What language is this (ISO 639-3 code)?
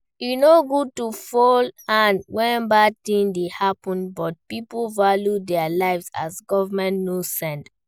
pcm